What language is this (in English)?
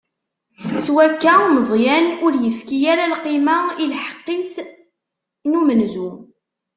Kabyle